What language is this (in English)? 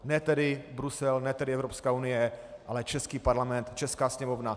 Czech